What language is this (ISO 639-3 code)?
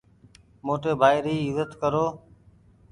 gig